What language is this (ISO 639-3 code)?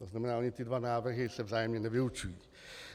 ces